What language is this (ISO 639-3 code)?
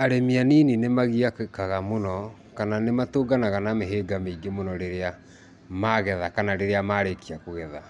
kik